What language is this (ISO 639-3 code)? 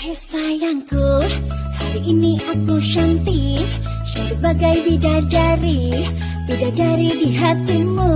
ind